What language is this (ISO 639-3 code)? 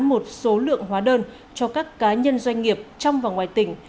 vie